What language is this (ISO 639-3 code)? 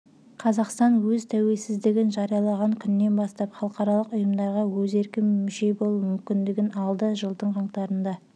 kaz